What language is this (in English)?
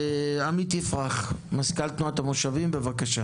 Hebrew